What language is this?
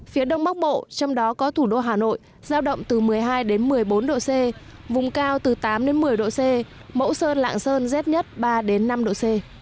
Vietnamese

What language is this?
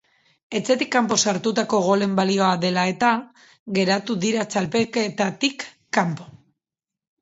Basque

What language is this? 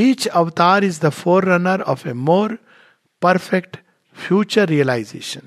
Hindi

